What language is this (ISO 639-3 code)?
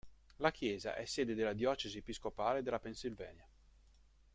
ita